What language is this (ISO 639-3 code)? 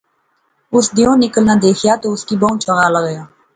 phr